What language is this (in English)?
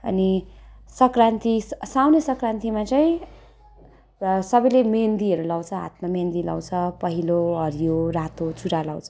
Nepali